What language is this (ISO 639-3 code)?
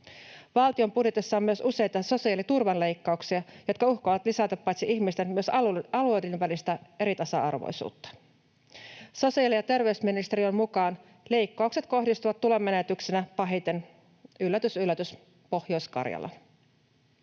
fin